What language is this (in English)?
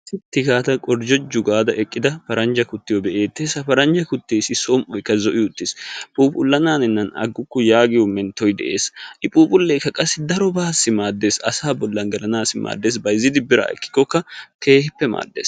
Wolaytta